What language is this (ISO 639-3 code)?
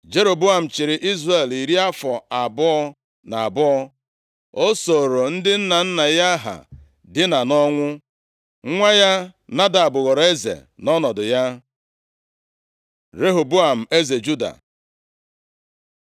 ibo